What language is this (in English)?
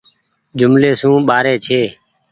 Goaria